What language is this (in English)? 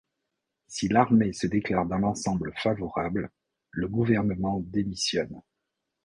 French